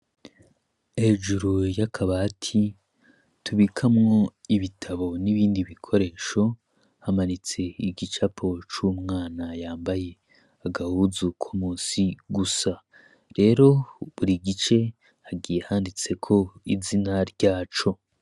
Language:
Rundi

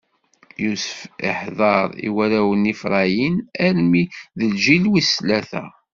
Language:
Kabyle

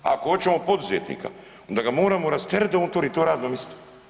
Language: Croatian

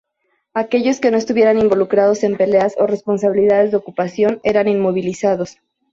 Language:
Spanish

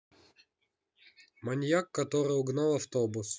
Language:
Russian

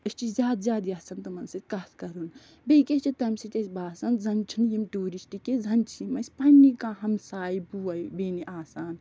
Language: Kashmiri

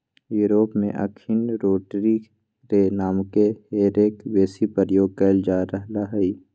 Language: Magahi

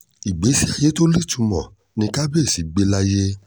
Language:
Yoruba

